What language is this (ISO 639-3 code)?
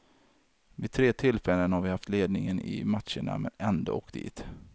swe